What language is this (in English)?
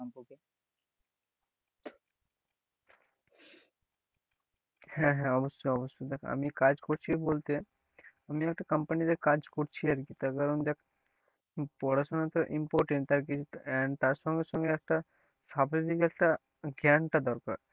Bangla